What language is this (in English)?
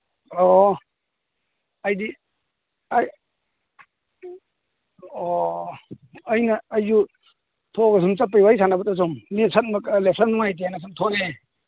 Manipuri